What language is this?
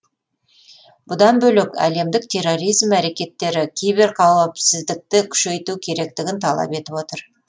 Kazakh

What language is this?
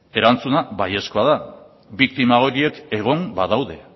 Basque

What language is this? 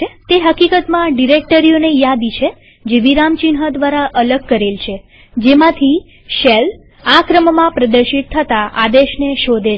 Gujarati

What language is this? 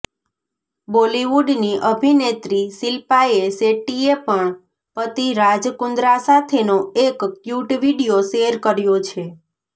Gujarati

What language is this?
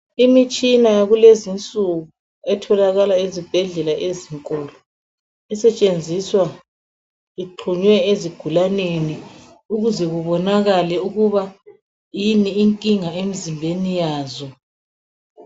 North Ndebele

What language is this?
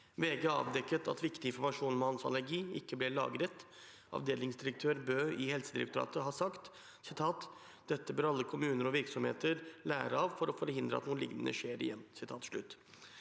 Norwegian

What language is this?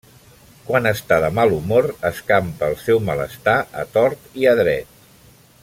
Catalan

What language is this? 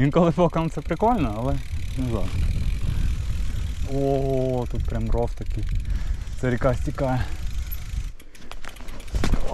Ukrainian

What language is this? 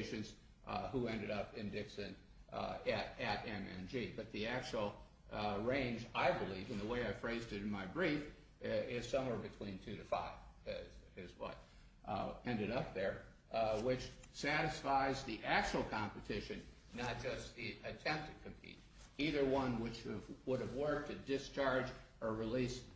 English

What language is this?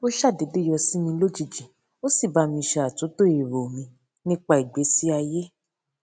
Yoruba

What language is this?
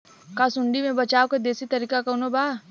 Bhojpuri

